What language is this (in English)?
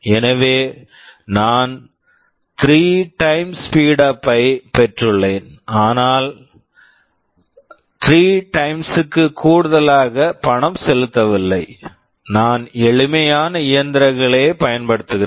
Tamil